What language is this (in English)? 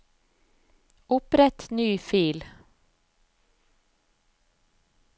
Norwegian